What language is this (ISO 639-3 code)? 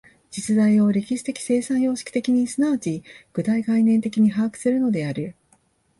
jpn